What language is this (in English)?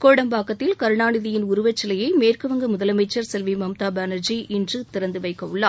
Tamil